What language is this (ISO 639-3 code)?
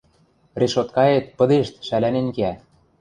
mrj